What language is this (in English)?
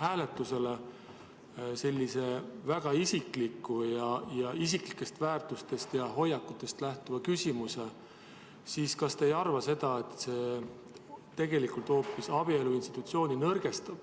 Estonian